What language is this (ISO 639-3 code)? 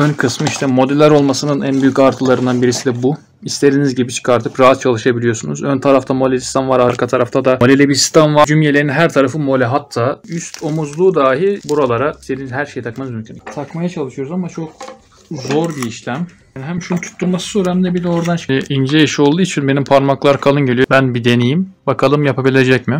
tur